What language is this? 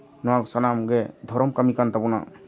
Santali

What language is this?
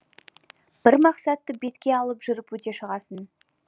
Kazakh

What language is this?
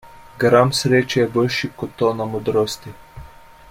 Slovenian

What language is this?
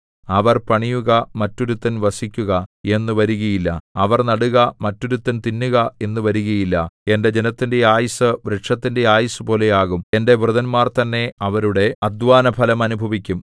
Malayalam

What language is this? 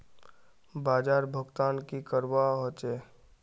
Magahi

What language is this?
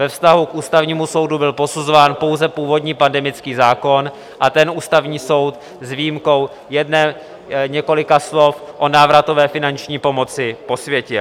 Czech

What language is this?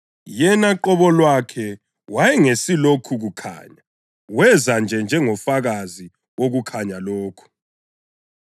North Ndebele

